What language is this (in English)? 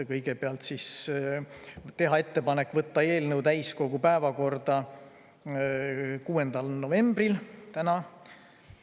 Estonian